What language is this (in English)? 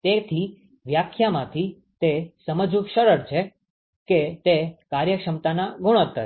Gujarati